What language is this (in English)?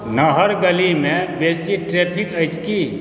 Maithili